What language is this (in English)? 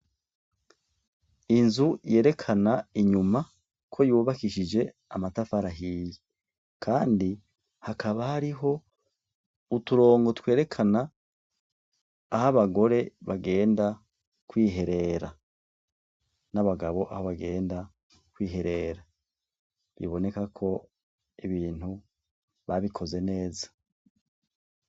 Rundi